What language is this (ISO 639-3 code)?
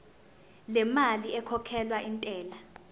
zul